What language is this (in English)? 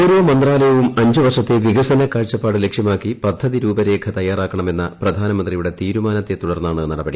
Malayalam